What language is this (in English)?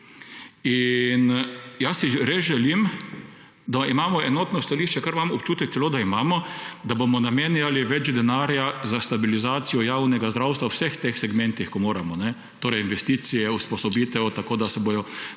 Slovenian